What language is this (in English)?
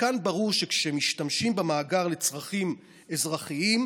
Hebrew